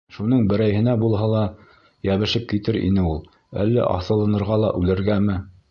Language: Bashkir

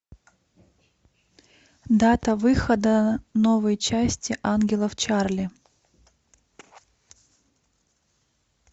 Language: Russian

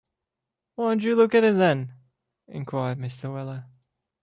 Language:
English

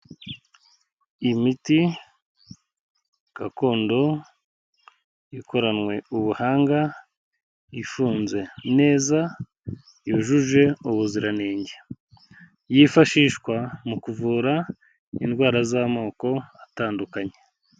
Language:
Kinyarwanda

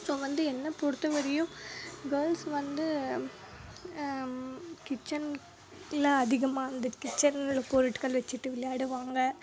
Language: Tamil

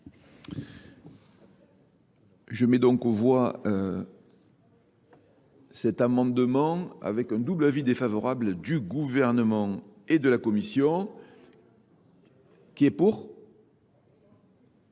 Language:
French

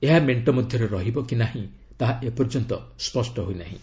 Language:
Odia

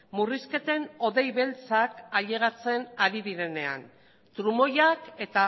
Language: Basque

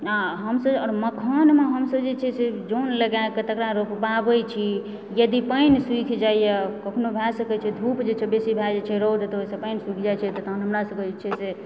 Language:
Maithili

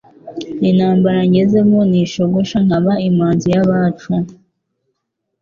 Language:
Kinyarwanda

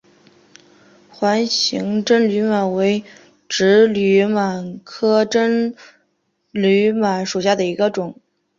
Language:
Chinese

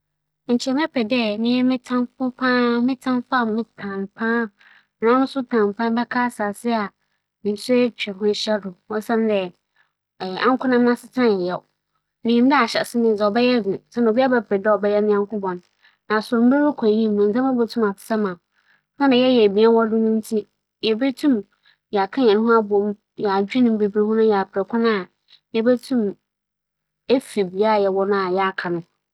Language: Akan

